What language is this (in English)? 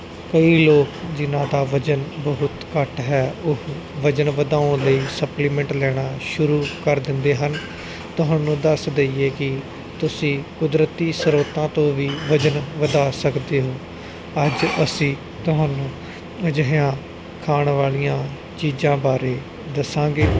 Punjabi